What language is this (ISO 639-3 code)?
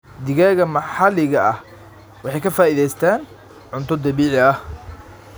som